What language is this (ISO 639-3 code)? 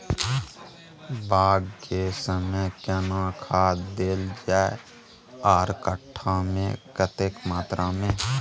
mai